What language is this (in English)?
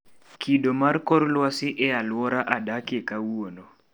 Luo (Kenya and Tanzania)